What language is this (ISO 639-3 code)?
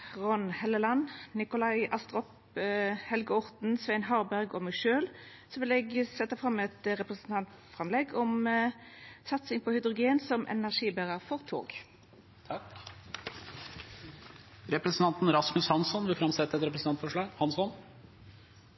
nor